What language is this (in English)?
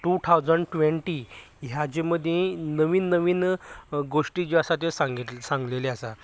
Konkani